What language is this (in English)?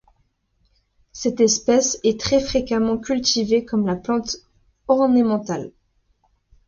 French